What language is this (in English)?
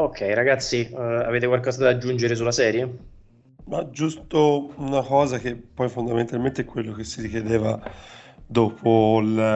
Italian